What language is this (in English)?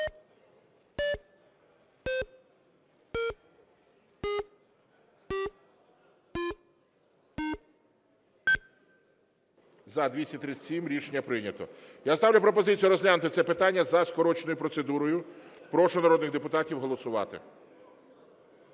Ukrainian